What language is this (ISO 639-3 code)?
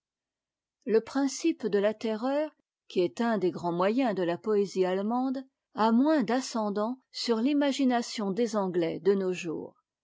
fra